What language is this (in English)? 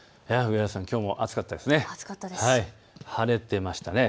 Japanese